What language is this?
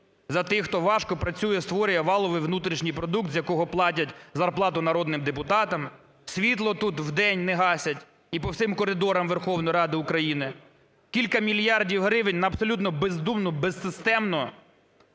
Ukrainian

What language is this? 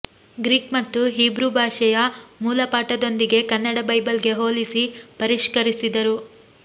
Kannada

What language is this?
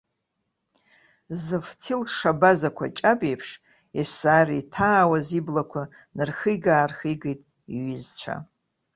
Abkhazian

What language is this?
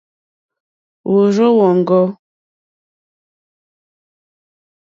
Mokpwe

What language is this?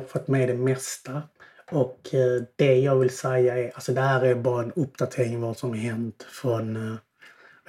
Swedish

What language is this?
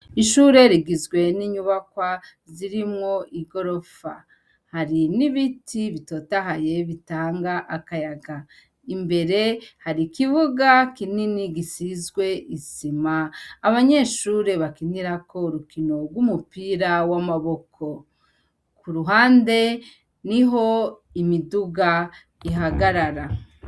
Rundi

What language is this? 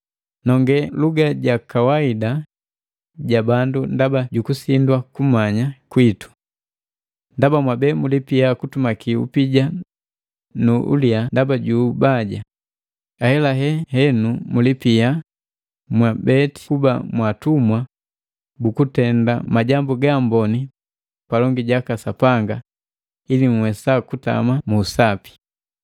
Matengo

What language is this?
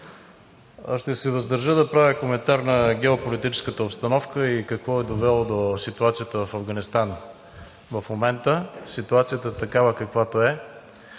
Bulgarian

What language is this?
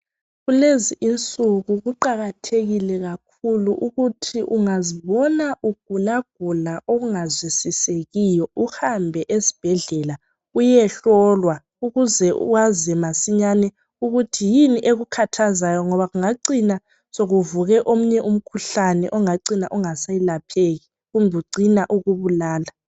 North Ndebele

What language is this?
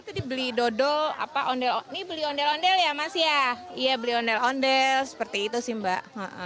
Indonesian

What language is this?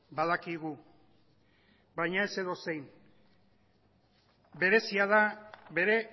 Basque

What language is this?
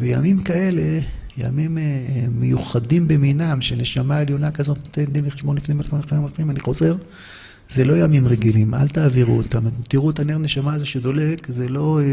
Hebrew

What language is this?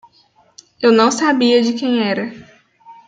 Portuguese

